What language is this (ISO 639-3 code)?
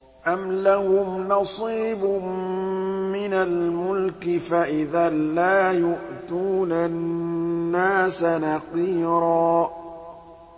ara